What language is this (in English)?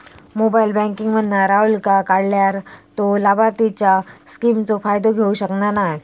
Marathi